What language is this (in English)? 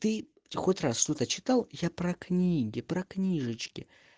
Russian